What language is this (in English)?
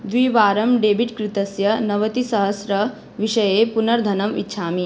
Sanskrit